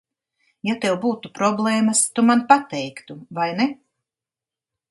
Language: Latvian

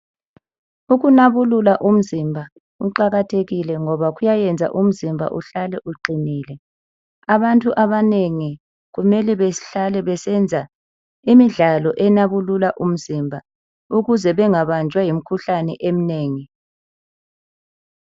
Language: North Ndebele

